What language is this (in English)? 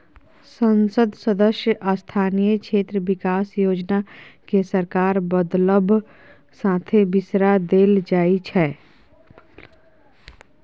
Maithili